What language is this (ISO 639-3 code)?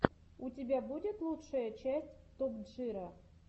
rus